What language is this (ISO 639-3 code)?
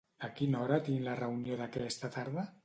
cat